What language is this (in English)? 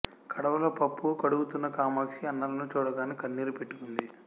Telugu